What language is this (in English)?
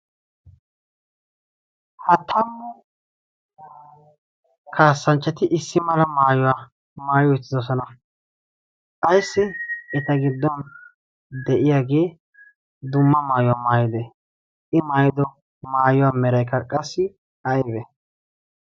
Wolaytta